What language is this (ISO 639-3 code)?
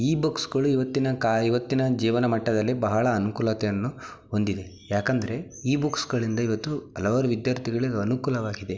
kan